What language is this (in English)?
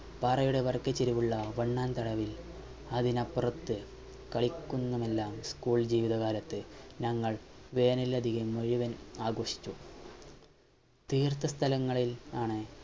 Malayalam